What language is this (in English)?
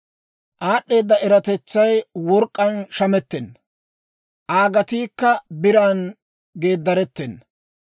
Dawro